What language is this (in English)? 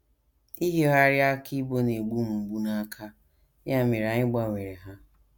Igbo